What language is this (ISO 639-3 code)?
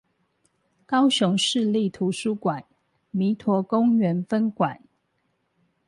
zho